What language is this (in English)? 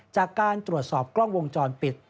Thai